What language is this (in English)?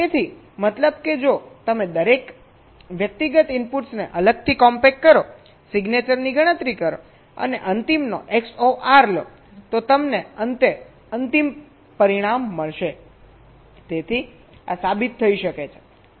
Gujarati